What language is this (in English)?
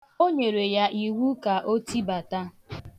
Igbo